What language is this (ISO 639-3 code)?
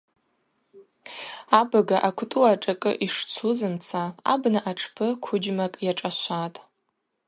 abq